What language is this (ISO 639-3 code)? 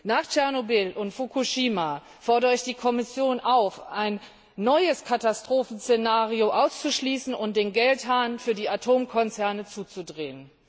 deu